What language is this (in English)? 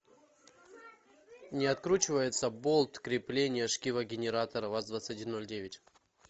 Russian